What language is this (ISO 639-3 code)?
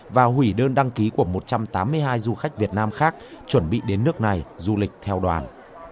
vie